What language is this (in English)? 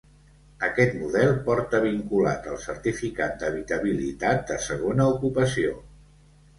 Catalan